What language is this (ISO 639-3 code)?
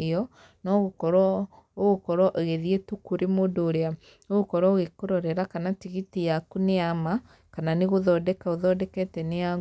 kik